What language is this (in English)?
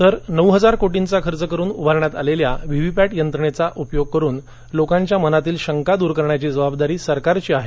Marathi